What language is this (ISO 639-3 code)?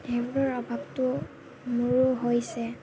asm